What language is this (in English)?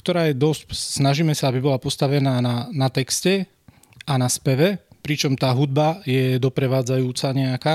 Slovak